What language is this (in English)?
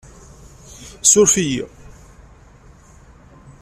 Kabyle